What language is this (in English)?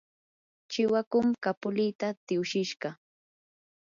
Yanahuanca Pasco Quechua